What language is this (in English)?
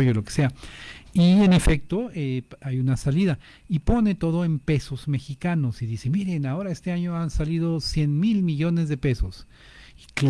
Spanish